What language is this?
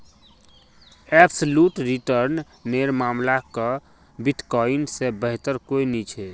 Magahi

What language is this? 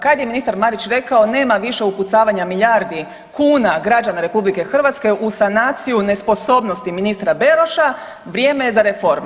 Croatian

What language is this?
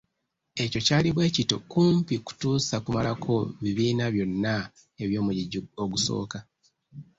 Ganda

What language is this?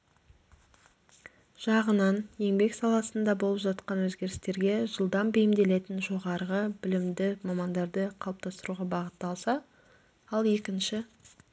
Kazakh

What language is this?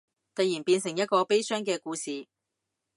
Cantonese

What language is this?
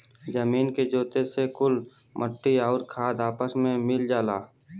Bhojpuri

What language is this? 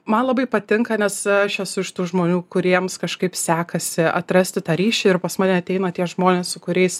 Lithuanian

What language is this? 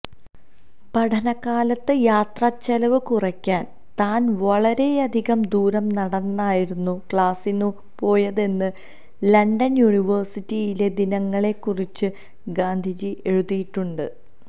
Malayalam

